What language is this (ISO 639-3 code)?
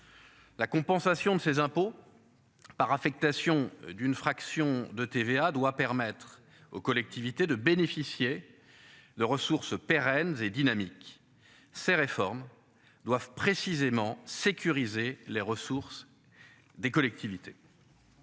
fra